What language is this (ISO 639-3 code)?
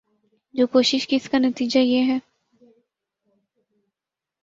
urd